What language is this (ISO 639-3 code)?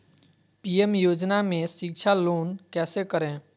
mag